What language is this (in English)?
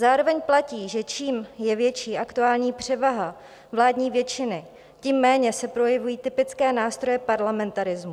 Czech